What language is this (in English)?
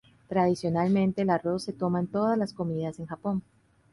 Spanish